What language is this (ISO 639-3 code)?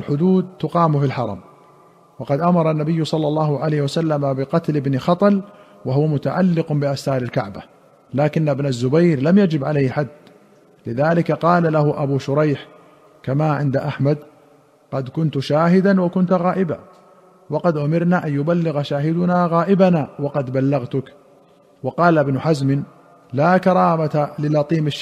ara